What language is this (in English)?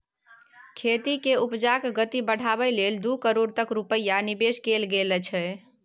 Maithili